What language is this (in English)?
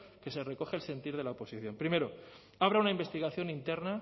Spanish